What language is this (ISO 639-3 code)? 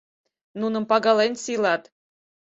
chm